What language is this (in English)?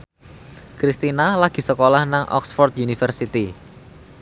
Javanese